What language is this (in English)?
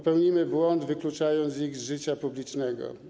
Polish